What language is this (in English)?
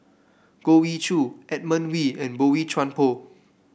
English